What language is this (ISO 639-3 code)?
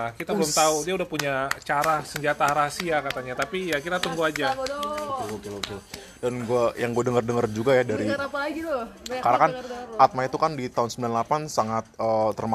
ind